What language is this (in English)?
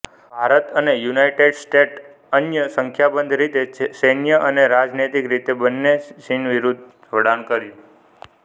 Gujarati